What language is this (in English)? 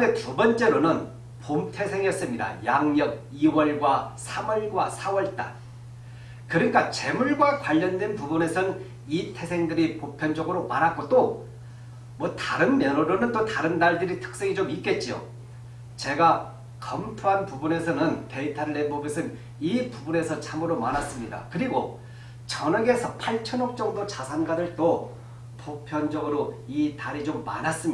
Korean